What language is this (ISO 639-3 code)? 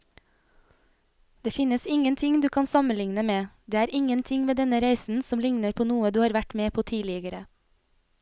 nor